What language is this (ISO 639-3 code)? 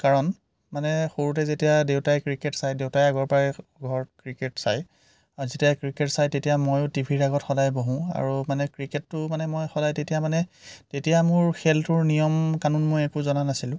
asm